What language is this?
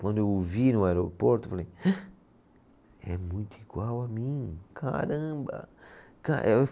Portuguese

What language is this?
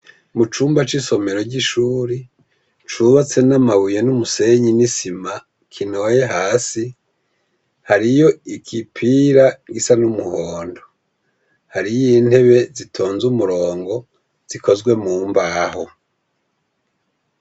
Rundi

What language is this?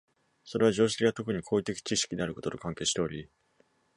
Japanese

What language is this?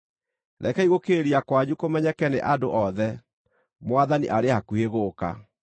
Kikuyu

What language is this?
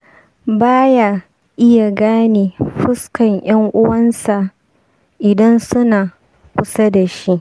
Hausa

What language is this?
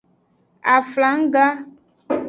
Aja (Benin)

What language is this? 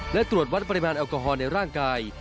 Thai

